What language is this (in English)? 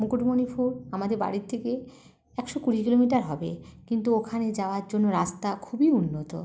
Bangla